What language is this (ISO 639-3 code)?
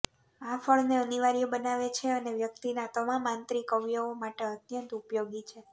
guj